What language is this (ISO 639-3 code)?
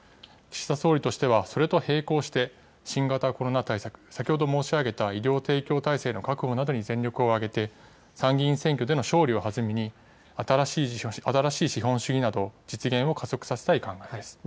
jpn